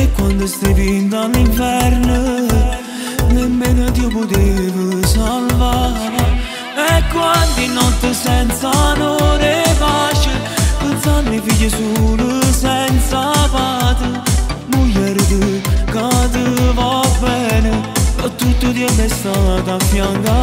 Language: Romanian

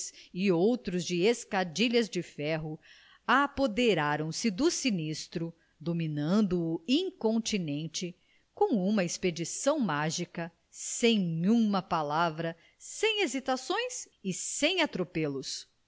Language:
Portuguese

